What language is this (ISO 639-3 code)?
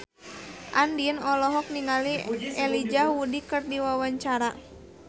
sun